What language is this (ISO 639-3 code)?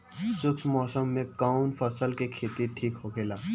bho